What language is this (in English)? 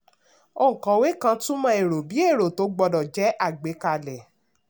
Yoruba